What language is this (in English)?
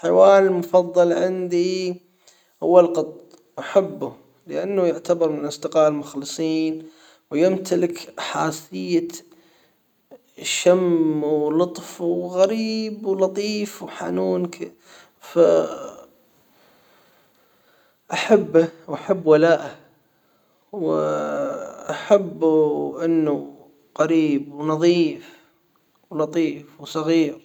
Hijazi Arabic